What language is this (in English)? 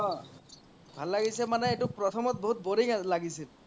Assamese